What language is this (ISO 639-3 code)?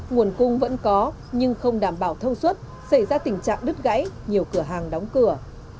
vie